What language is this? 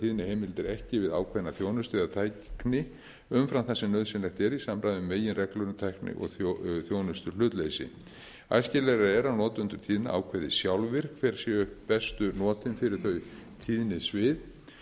Icelandic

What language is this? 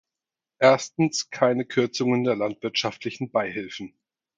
German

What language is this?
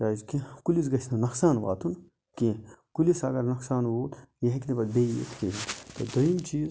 Kashmiri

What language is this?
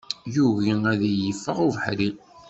Kabyle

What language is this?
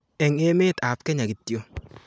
Kalenjin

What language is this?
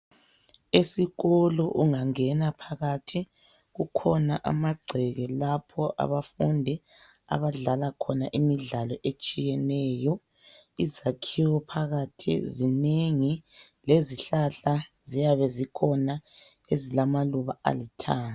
North Ndebele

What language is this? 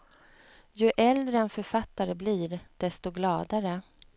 Swedish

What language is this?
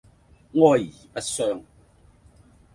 Cantonese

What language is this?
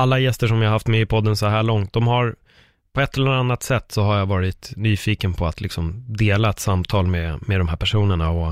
Swedish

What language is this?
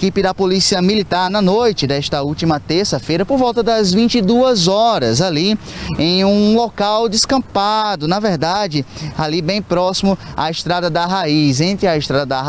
Portuguese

